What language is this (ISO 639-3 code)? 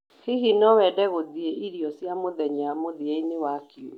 kik